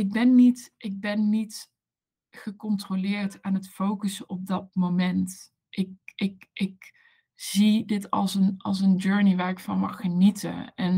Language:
Dutch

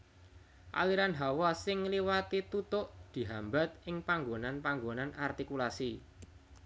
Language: Javanese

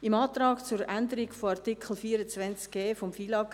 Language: Swiss German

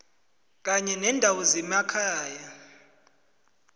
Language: South Ndebele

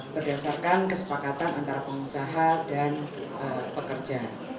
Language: Indonesian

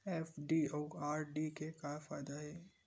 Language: Chhattisgarhi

